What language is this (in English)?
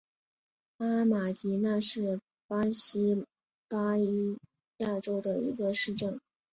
Chinese